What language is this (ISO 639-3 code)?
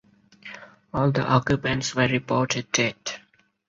eng